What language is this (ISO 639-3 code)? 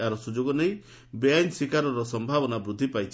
ori